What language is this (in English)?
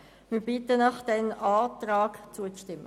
Swiss German